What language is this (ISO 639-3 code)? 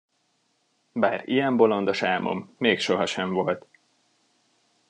hun